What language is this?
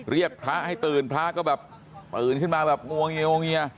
Thai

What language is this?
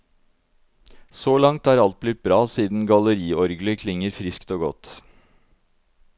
Norwegian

